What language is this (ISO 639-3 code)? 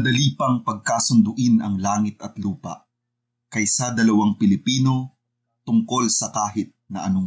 fil